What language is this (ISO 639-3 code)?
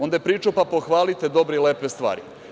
srp